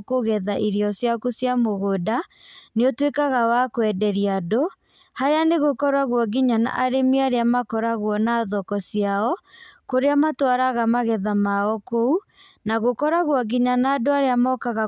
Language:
Kikuyu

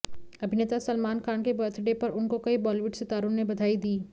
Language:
Hindi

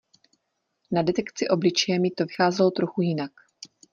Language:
Czech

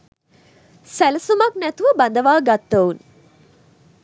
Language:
Sinhala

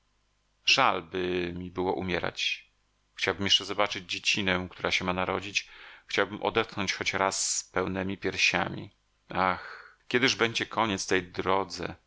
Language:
Polish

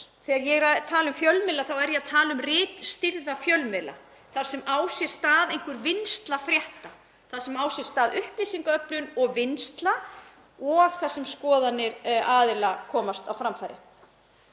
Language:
Icelandic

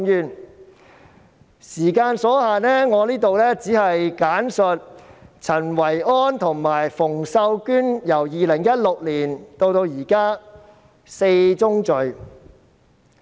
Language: Cantonese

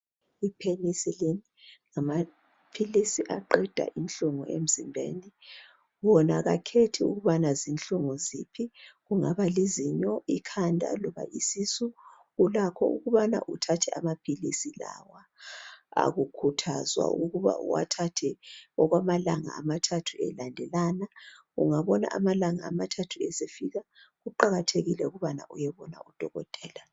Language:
North Ndebele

